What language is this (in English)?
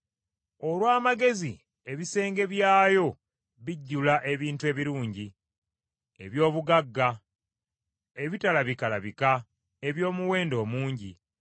Ganda